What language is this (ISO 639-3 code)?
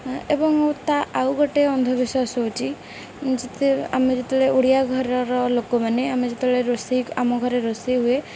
ori